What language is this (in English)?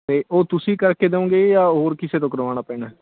Punjabi